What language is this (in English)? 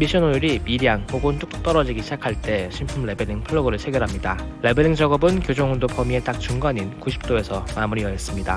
Korean